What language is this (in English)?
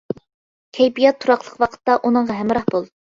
Uyghur